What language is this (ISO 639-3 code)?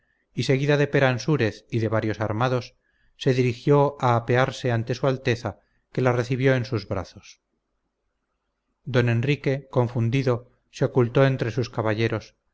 spa